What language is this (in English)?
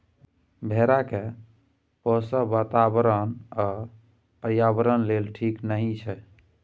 Maithili